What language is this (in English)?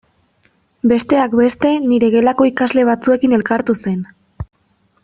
Basque